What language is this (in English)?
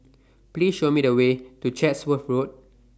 English